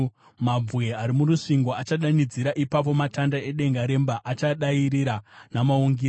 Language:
Shona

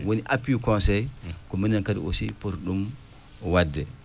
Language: Fula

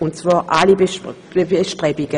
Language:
Swiss German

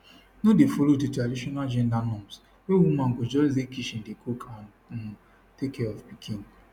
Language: Nigerian Pidgin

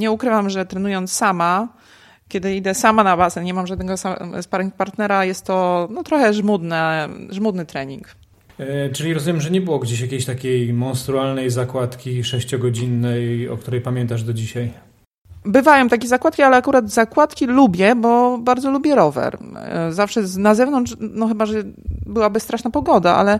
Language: Polish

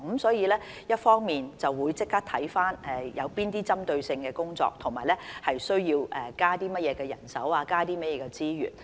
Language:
Cantonese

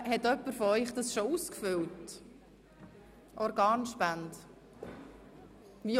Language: Swiss German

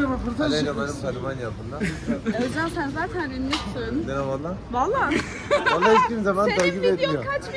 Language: Turkish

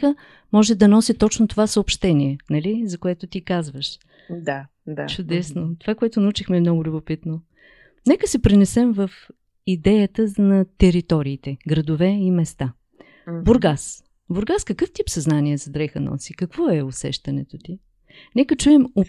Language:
Bulgarian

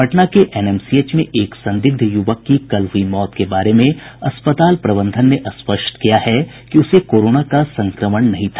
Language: Hindi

